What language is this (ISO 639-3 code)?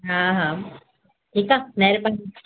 snd